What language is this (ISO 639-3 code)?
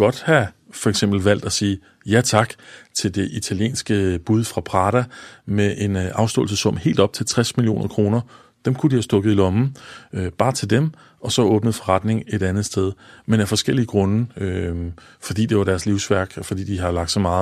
dan